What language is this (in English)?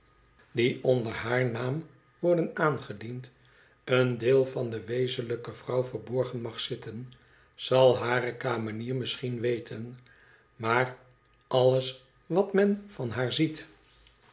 Dutch